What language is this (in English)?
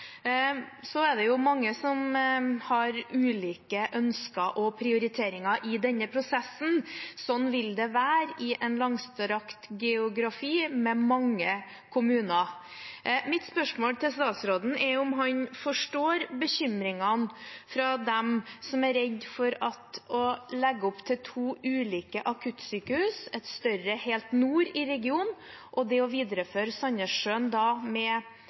Norwegian Bokmål